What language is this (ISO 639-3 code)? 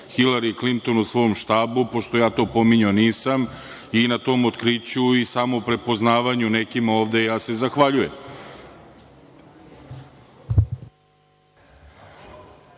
srp